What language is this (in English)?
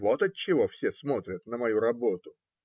Russian